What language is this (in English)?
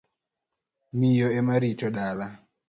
Luo (Kenya and Tanzania)